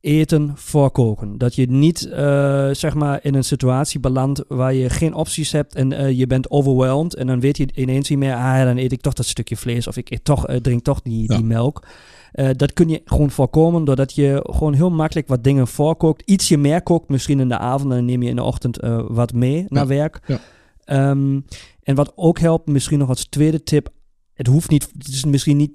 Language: Dutch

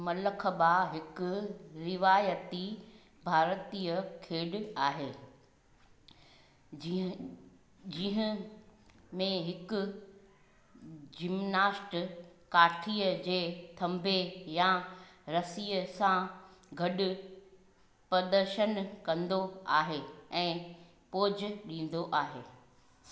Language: Sindhi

